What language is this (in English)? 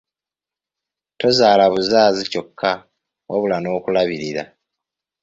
Ganda